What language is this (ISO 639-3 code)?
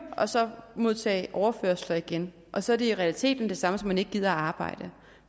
dan